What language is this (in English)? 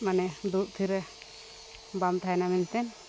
Santali